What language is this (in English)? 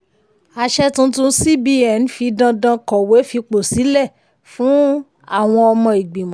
Yoruba